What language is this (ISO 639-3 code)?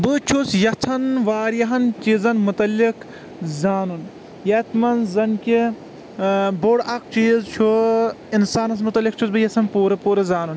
kas